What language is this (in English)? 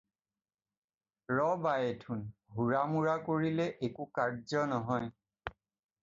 Assamese